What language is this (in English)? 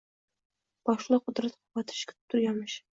Uzbek